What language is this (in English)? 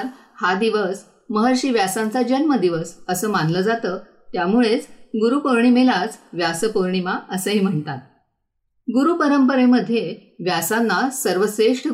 Marathi